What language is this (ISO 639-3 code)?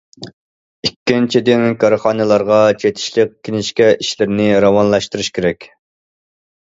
uig